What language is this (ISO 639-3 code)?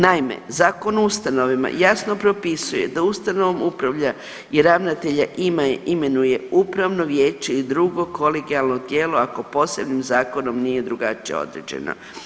hrv